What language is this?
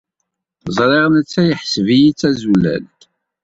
Kabyle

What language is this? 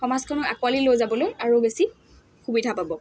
Assamese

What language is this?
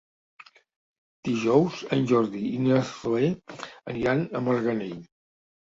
Catalan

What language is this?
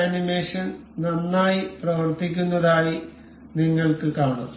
Malayalam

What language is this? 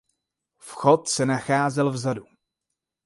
Czech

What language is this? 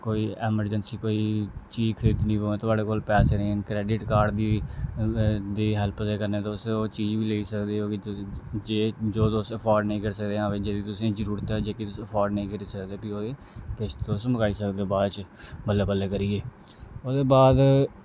Dogri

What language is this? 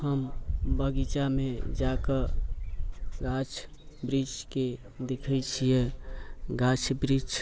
Maithili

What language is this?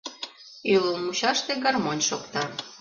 Mari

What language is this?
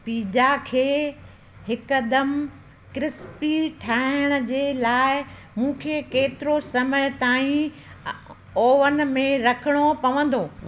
Sindhi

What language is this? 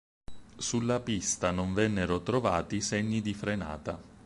Italian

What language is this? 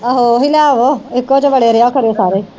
Punjabi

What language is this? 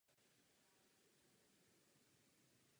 Czech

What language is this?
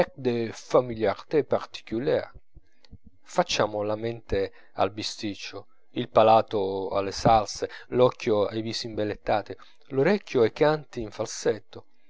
Italian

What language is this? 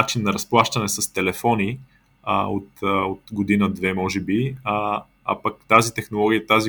Bulgarian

